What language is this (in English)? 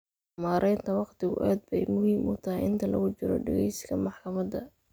Somali